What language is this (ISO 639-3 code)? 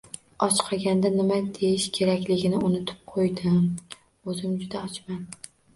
uzb